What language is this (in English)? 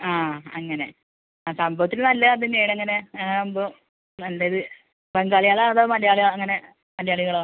Malayalam